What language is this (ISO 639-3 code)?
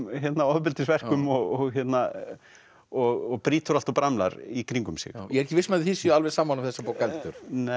isl